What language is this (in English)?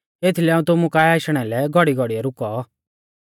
Mahasu Pahari